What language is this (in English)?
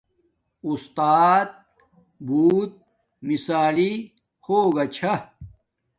Domaaki